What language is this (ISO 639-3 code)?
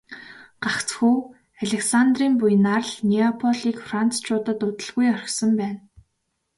mon